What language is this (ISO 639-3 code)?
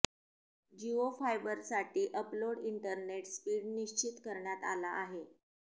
mar